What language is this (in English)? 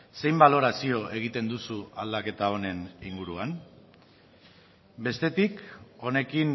Basque